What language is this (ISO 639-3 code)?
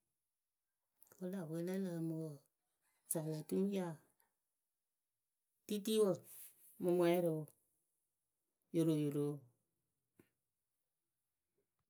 keu